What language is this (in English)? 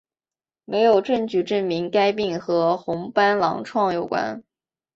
Chinese